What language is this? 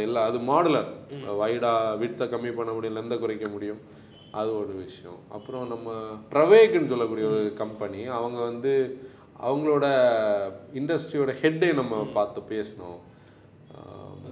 Tamil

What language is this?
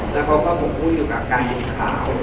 Thai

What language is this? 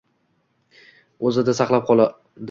Uzbek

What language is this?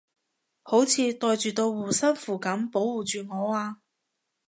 Cantonese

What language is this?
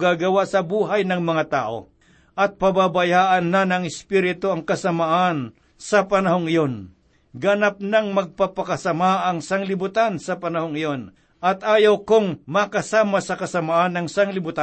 Filipino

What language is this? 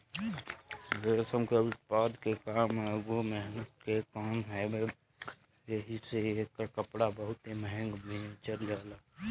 Bhojpuri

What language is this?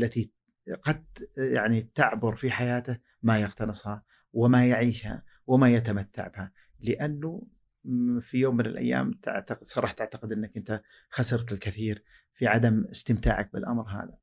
Arabic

